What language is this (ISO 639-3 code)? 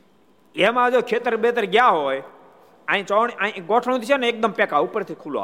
guj